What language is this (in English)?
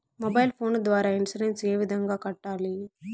Telugu